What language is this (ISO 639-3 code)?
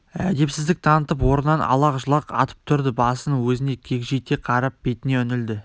kaz